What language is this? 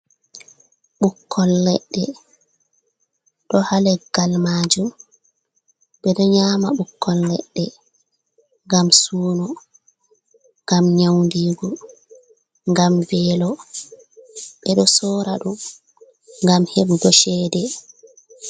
Fula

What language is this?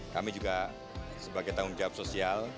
Indonesian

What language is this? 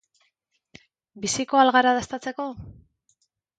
Basque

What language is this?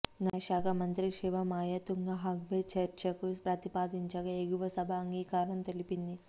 Telugu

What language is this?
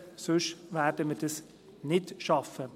Swiss German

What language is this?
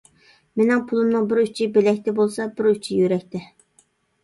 Uyghur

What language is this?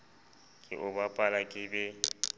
Southern Sotho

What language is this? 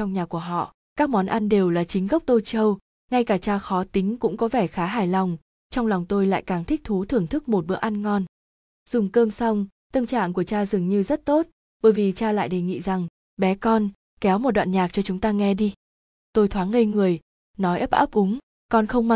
Vietnamese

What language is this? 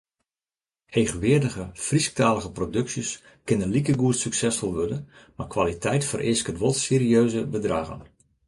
Western Frisian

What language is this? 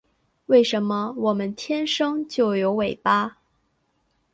Chinese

